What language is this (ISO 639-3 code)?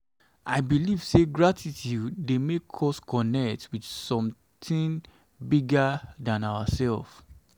pcm